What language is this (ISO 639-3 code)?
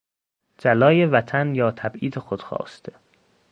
fas